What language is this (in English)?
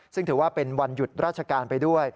Thai